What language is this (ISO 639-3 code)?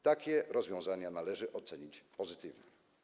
pol